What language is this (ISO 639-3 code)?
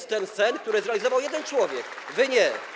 pol